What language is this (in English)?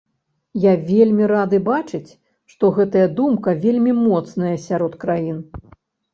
Belarusian